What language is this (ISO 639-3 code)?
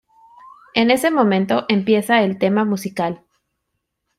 spa